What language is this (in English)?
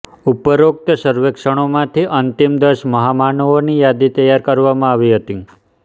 Gujarati